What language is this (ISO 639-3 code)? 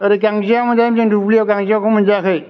brx